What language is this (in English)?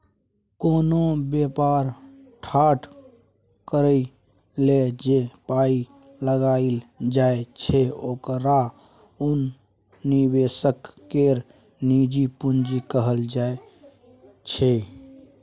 Maithili